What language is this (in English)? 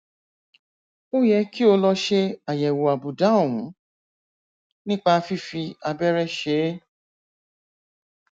Yoruba